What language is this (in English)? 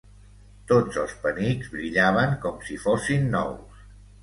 Catalan